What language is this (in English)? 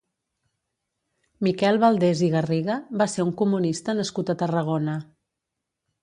Catalan